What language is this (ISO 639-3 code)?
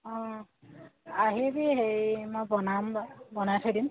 asm